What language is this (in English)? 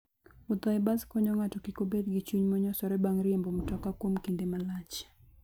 Luo (Kenya and Tanzania)